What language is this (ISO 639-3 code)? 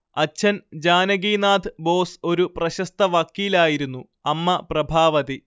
mal